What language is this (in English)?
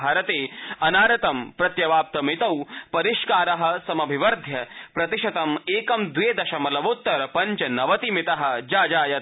Sanskrit